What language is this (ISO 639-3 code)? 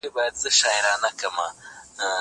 pus